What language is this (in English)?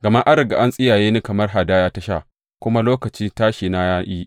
Hausa